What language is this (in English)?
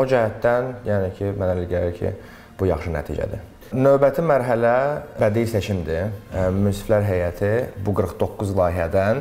Turkish